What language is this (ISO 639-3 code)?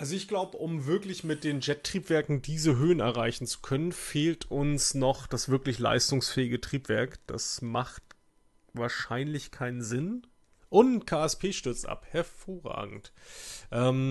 deu